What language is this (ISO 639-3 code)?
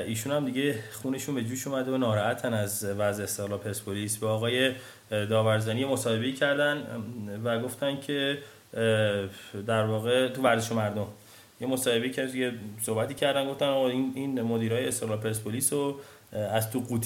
fas